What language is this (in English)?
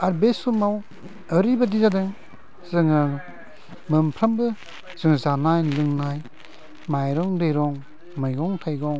Bodo